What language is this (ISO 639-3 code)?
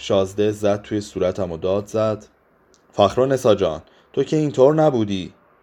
fas